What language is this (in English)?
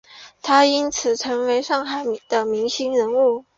Chinese